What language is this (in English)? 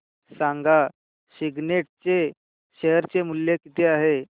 Marathi